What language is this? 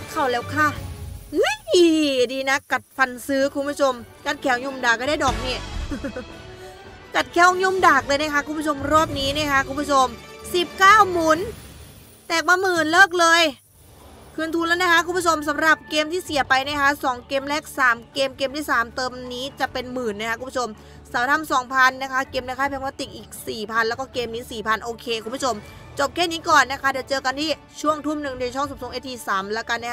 Thai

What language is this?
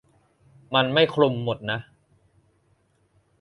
Thai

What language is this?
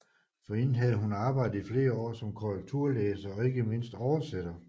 Danish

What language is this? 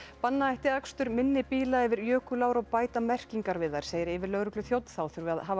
Icelandic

